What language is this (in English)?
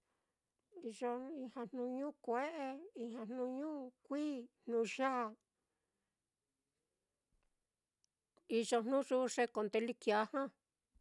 Mitlatongo Mixtec